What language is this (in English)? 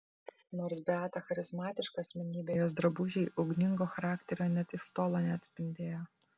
Lithuanian